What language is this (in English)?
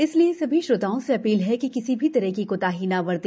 Hindi